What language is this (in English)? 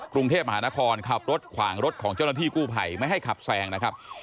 Thai